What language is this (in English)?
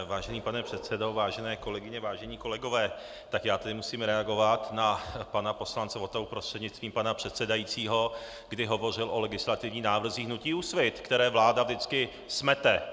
Czech